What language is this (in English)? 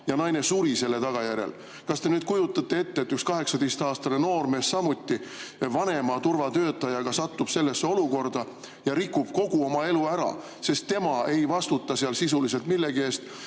Estonian